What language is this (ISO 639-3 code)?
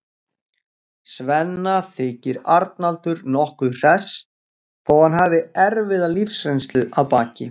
isl